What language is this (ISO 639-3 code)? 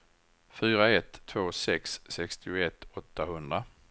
swe